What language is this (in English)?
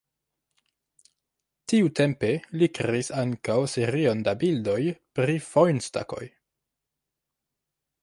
Esperanto